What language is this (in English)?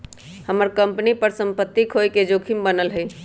Magahi